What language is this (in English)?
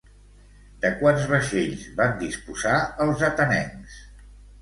Catalan